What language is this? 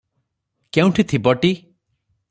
Odia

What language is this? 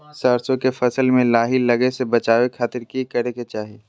Magahi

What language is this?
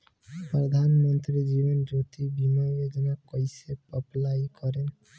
Bhojpuri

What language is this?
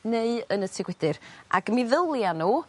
Welsh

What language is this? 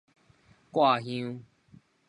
Min Nan Chinese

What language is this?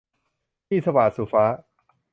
Thai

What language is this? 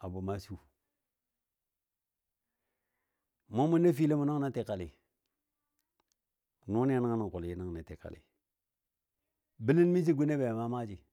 Dadiya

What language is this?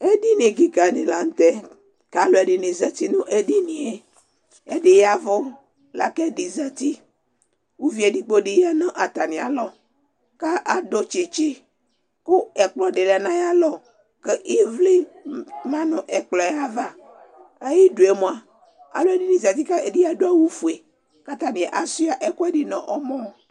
Ikposo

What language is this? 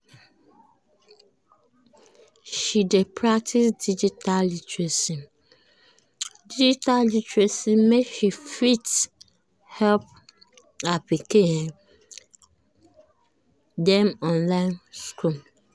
Nigerian Pidgin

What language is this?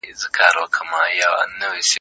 Pashto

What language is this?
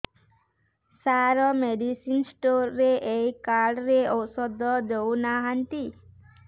Odia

